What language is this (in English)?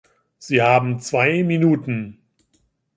German